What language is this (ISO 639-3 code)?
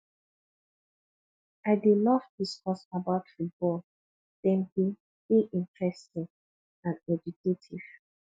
pcm